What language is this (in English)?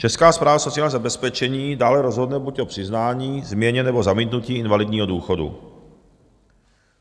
Czech